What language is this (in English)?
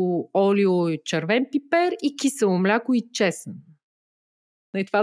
Bulgarian